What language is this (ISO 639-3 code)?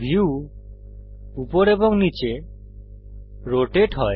ben